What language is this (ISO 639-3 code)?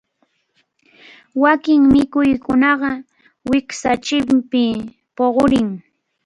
qxu